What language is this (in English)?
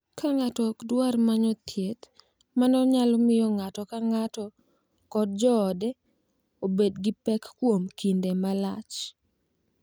Luo (Kenya and Tanzania)